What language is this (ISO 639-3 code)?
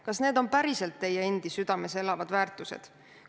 est